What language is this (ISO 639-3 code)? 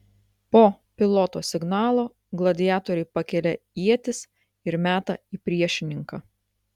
lit